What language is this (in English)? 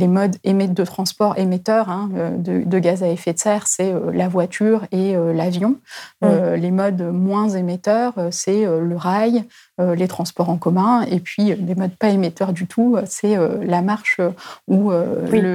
French